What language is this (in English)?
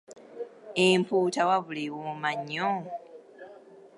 Ganda